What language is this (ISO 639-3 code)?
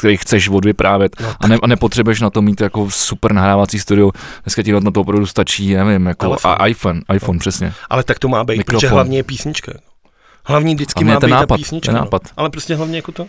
ces